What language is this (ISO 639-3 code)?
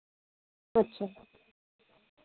doi